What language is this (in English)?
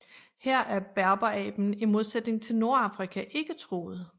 Danish